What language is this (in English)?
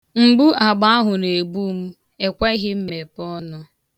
Igbo